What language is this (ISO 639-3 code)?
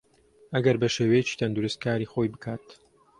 ckb